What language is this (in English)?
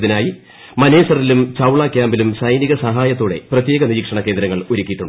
Malayalam